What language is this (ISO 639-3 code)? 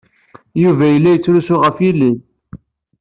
kab